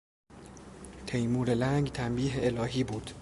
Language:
Persian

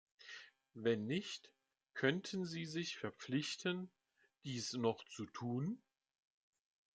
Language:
German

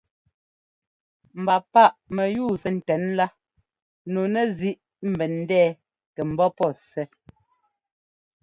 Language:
Ngomba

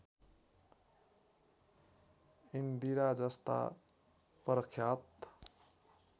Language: Nepali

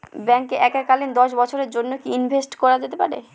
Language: Bangla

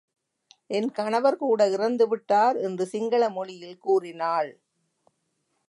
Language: Tamil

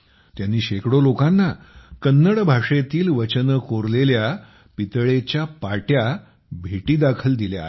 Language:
Marathi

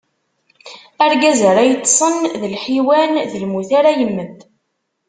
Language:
Kabyle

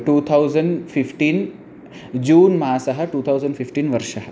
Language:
Sanskrit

